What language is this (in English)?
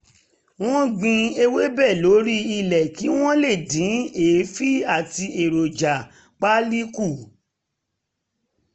Yoruba